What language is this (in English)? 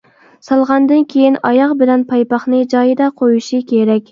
Uyghur